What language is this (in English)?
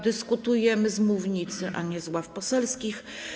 Polish